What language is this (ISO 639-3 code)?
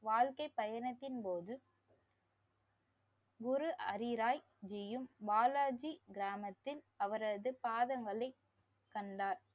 tam